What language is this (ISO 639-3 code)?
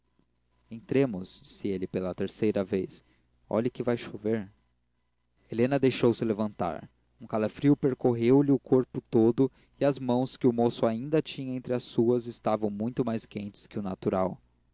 por